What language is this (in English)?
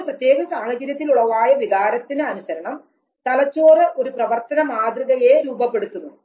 Malayalam